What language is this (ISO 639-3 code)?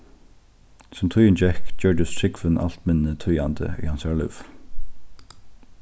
fao